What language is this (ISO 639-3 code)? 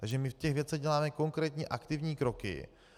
ces